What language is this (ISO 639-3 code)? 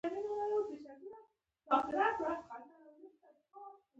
pus